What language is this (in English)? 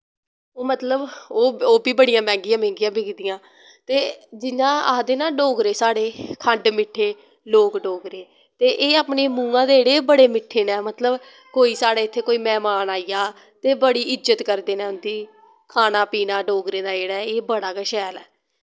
Dogri